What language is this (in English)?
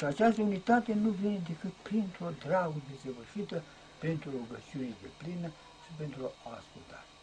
Romanian